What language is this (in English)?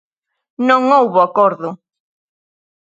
Galician